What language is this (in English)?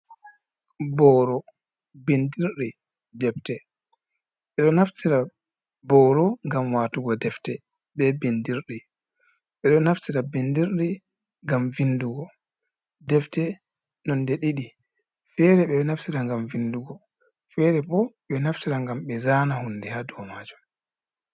Fula